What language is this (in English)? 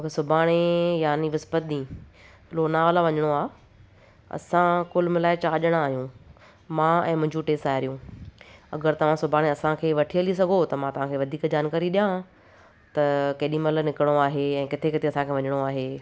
Sindhi